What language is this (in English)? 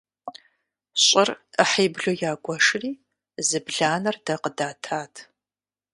Kabardian